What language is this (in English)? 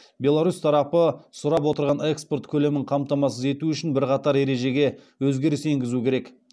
Kazakh